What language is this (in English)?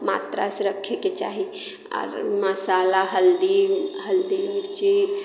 Maithili